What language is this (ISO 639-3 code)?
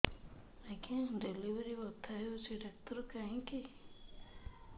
ori